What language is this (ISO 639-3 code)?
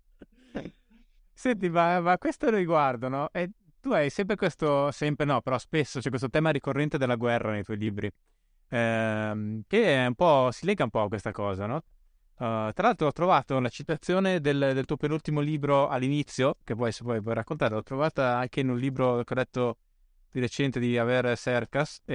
ita